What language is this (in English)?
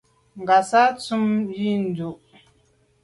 Medumba